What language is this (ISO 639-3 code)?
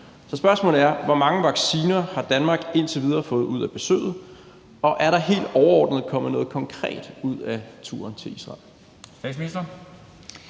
dan